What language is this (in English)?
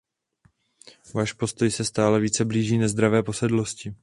Czech